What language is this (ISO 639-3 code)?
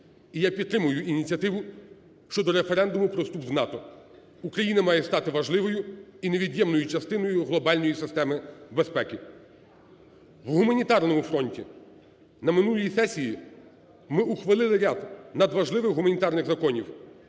ukr